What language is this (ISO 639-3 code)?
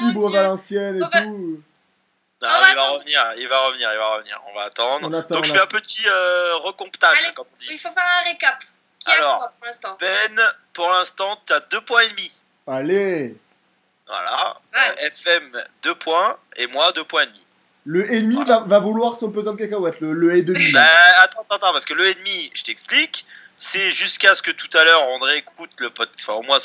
fra